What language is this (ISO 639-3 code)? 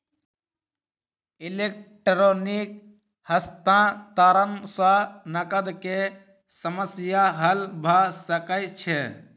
mai